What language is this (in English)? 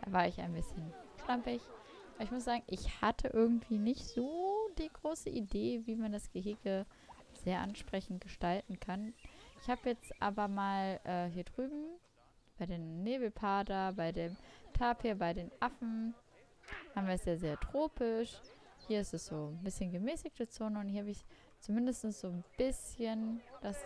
German